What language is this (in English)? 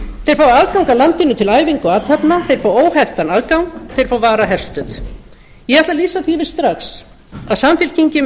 Icelandic